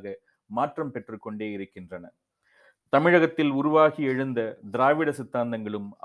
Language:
Tamil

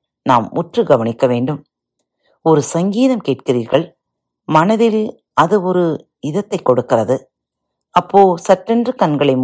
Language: Tamil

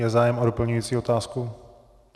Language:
Czech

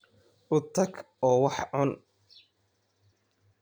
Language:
Somali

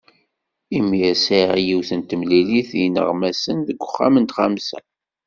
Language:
Kabyle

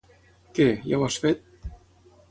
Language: Catalan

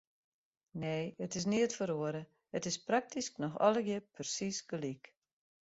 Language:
Western Frisian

